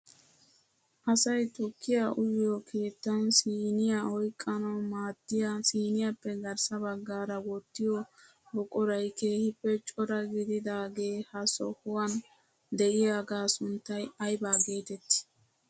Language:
Wolaytta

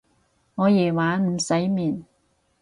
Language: Cantonese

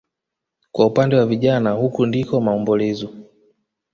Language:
Swahili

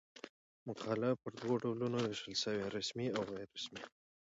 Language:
Pashto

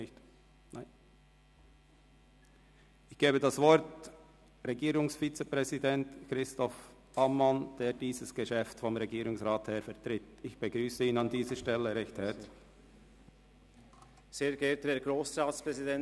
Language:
Swiss German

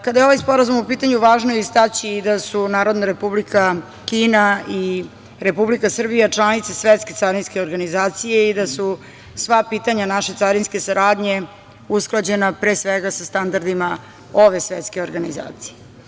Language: Serbian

